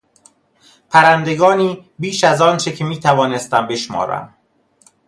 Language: Persian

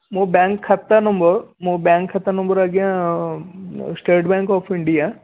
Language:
Odia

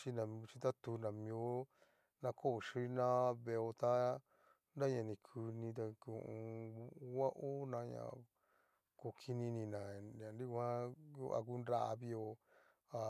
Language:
Cacaloxtepec Mixtec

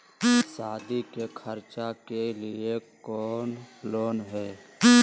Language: Magahi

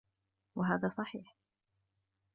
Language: Arabic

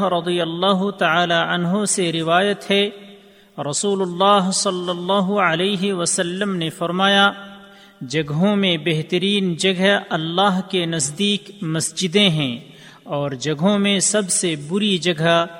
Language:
Urdu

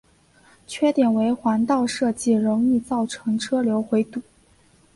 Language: Chinese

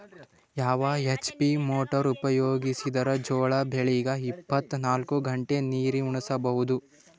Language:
Kannada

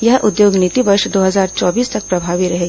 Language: Hindi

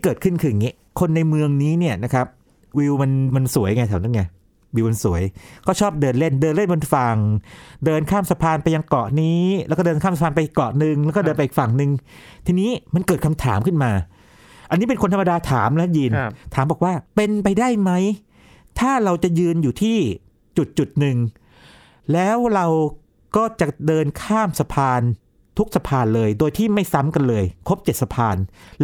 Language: Thai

